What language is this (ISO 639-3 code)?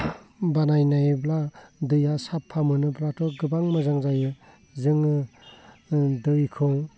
brx